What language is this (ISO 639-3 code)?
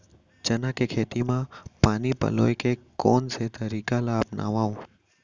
hne